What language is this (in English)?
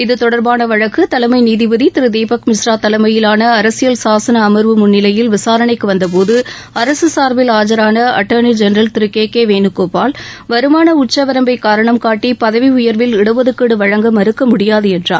Tamil